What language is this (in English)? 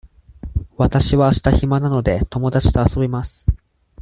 Japanese